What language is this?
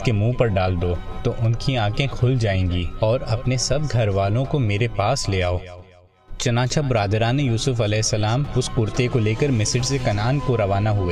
Urdu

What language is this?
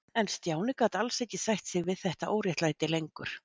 Icelandic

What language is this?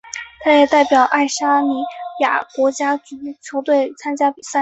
Chinese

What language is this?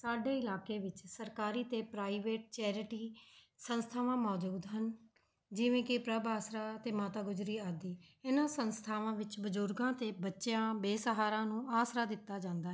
Punjabi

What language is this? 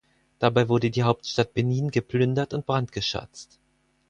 German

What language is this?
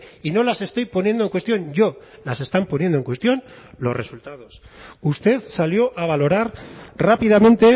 Spanish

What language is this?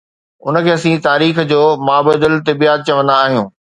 Sindhi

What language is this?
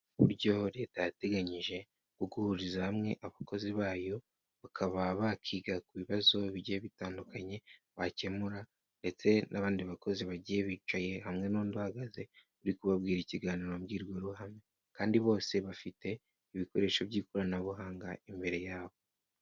Kinyarwanda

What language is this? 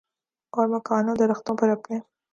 Urdu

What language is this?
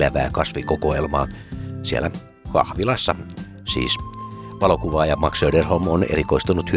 Finnish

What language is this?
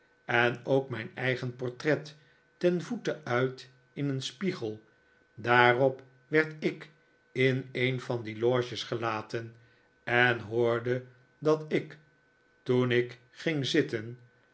Dutch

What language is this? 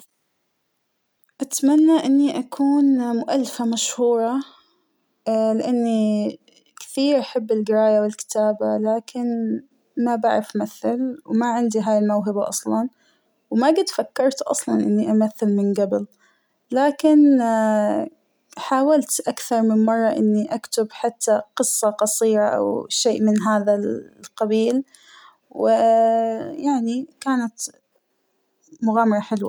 Hijazi Arabic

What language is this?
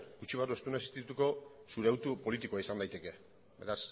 Basque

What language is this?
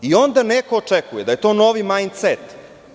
Serbian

